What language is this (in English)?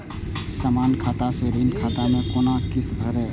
Maithili